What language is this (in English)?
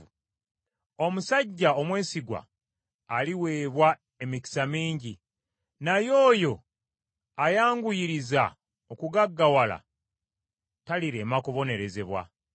Ganda